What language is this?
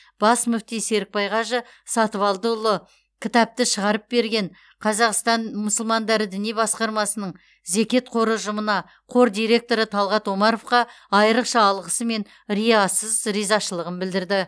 Kazakh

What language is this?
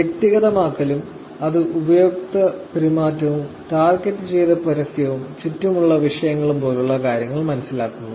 Malayalam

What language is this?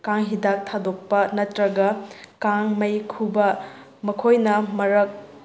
Manipuri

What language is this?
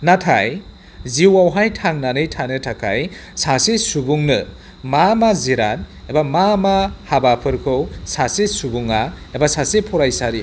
Bodo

